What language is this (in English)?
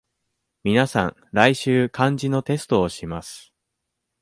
Japanese